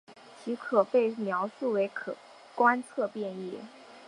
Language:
Chinese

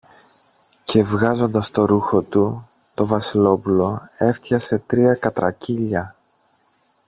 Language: Greek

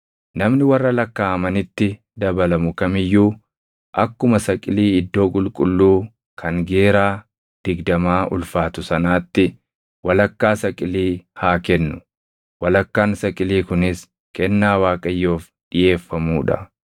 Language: Oromo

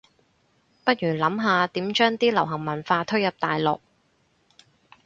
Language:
Cantonese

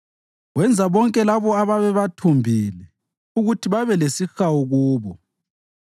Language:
North Ndebele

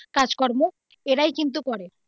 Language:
Bangla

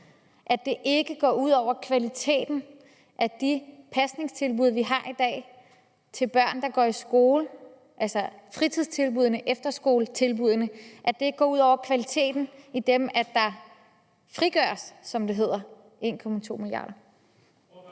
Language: Danish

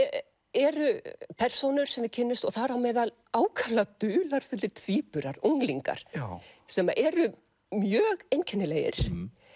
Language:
Icelandic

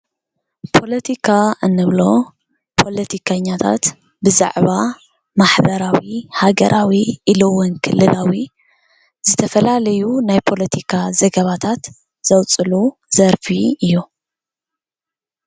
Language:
Tigrinya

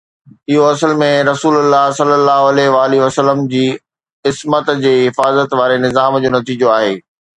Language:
Sindhi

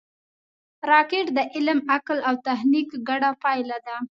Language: Pashto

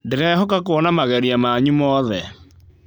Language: Kikuyu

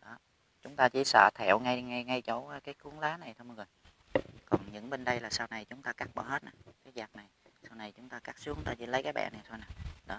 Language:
Vietnamese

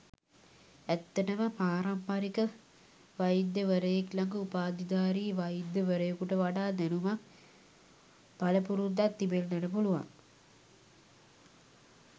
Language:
Sinhala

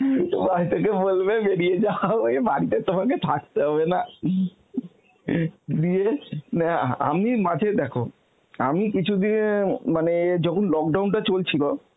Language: Bangla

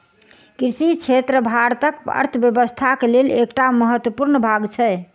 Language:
Maithili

